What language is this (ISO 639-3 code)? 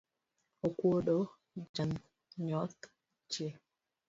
luo